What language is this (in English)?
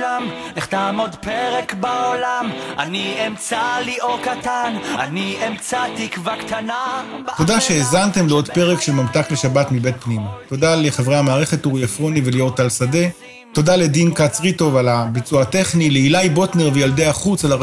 Hebrew